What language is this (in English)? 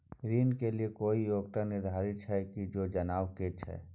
Maithili